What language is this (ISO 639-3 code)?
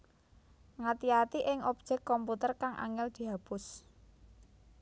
jav